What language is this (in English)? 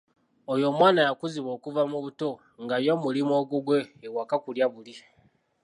Ganda